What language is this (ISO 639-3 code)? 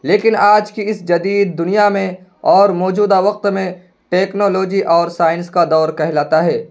urd